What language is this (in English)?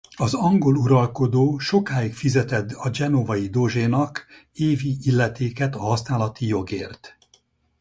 Hungarian